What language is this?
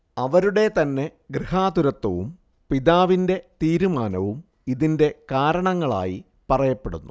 Malayalam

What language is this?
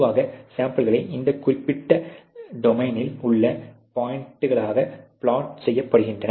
Tamil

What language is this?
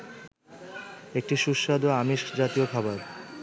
Bangla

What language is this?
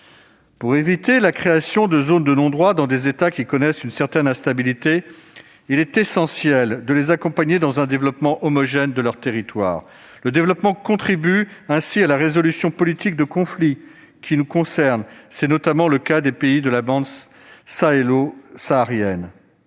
French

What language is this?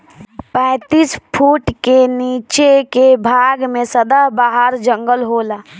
Bhojpuri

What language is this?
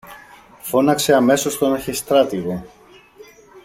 Greek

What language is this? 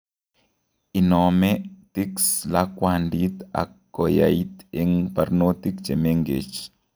Kalenjin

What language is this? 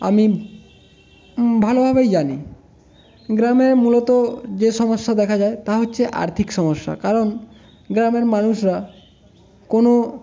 Bangla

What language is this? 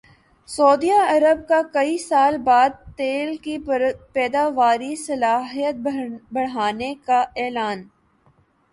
Urdu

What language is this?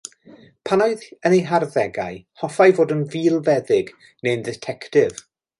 Welsh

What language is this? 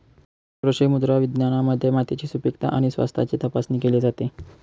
Marathi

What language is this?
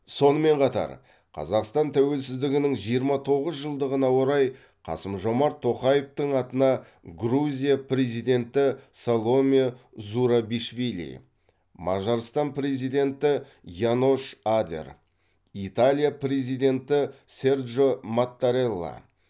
Kazakh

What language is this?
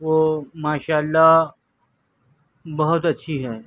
Urdu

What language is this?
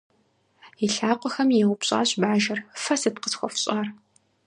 Kabardian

